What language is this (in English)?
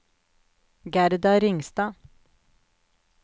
Norwegian